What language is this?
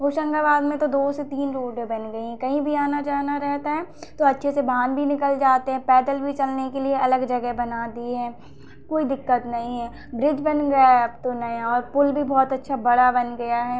Hindi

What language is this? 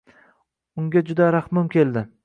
Uzbek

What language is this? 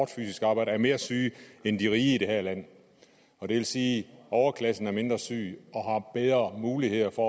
Danish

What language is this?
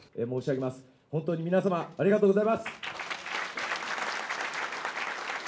Japanese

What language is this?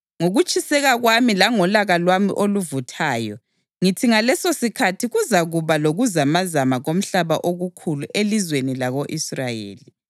North Ndebele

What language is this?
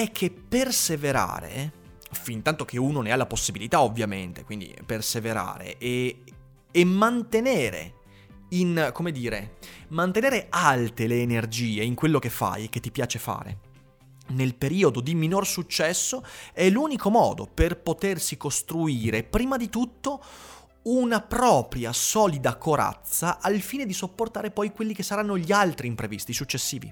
Italian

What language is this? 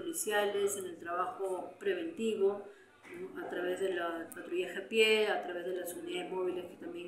Spanish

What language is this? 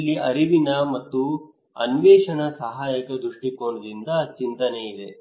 Kannada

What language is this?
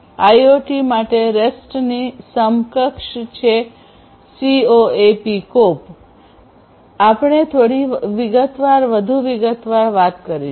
Gujarati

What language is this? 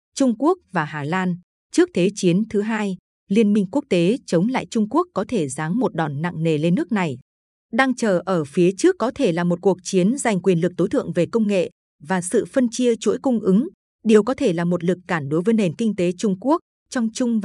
Vietnamese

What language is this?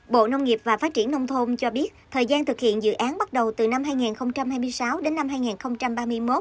Vietnamese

